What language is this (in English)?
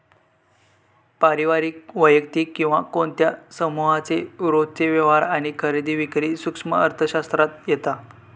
Marathi